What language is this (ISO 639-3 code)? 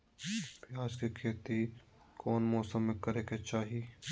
mag